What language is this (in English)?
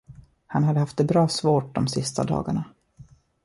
Swedish